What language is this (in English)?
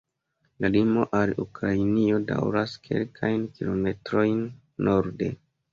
Esperanto